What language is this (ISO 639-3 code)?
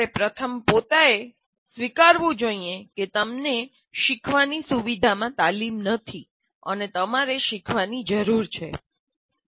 guj